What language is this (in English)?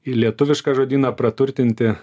Lithuanian